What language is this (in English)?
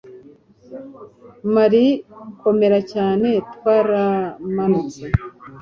Kinyarwanda